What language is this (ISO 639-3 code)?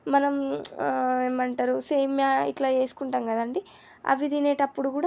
tel